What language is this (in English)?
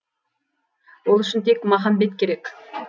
Kazakh